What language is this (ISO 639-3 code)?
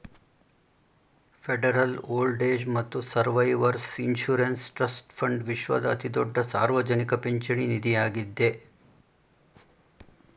kan